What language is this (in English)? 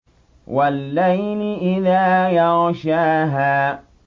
Arabic